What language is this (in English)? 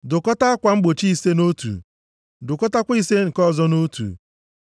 Igbo